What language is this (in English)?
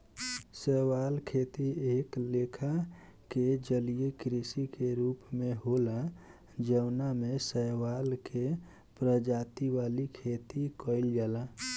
Bhojpuri